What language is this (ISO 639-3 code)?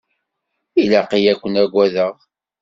kab